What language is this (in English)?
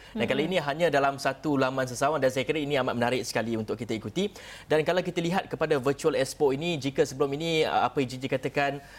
Malay